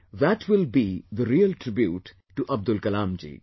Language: English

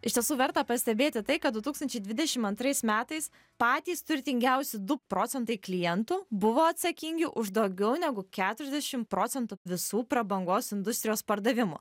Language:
Lithuanian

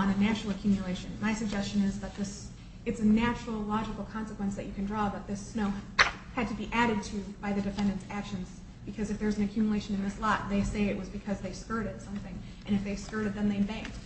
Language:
English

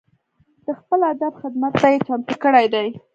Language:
Pashto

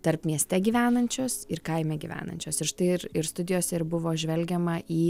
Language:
Lithuanian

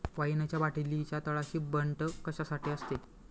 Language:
Marathi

